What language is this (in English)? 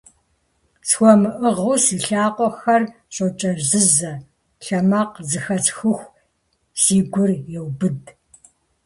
Kabardian